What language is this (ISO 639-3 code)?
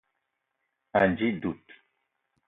eto